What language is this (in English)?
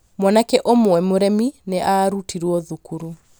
Kikuyu